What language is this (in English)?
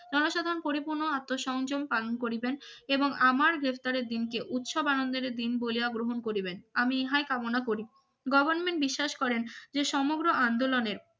Bangla